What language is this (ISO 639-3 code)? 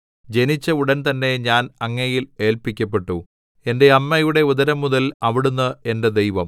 mal